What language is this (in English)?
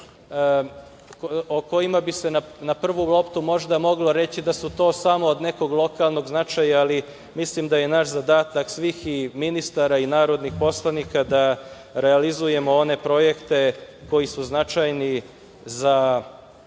Serbian